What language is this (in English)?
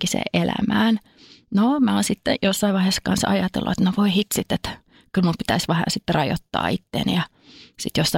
Finnish